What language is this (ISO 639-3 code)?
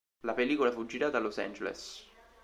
ita